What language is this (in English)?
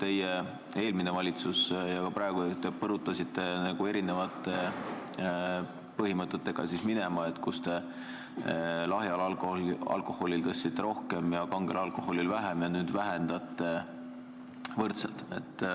Estonian